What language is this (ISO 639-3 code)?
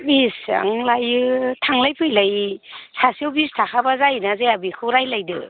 brx